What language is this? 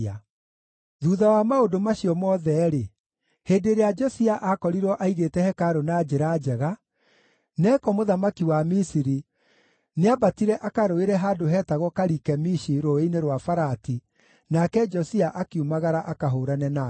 Kikuyu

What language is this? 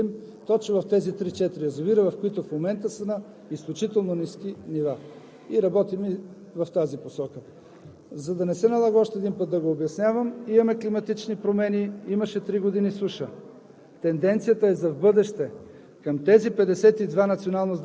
Bulgarian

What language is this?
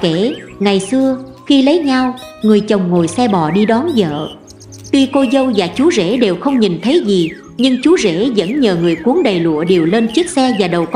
Vietnamese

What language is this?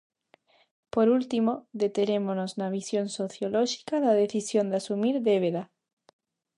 Galician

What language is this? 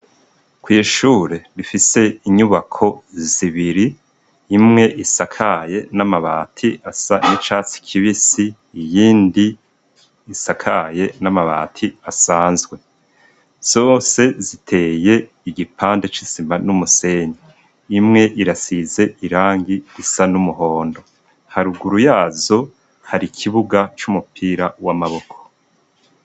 Rundi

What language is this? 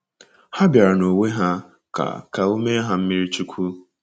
Igbo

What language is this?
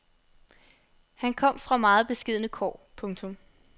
Danish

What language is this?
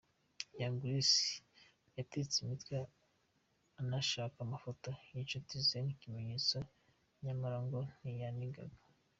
Kinyarwanda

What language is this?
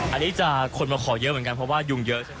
Thai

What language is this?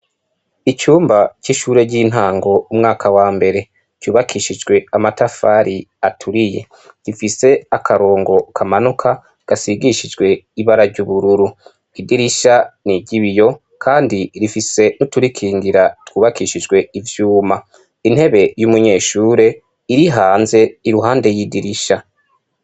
Rundi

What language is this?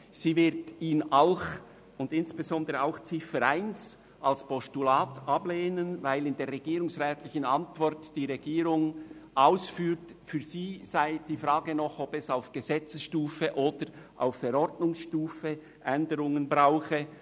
Swiss German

